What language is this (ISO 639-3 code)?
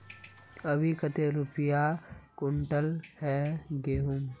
mag